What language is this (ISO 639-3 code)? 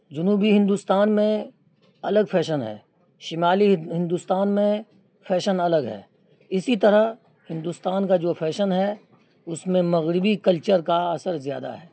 urd